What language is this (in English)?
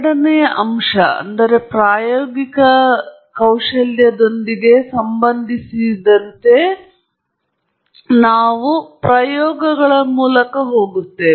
Kannada